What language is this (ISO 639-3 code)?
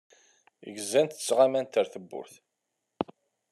kab